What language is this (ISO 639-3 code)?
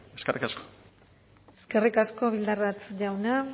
eus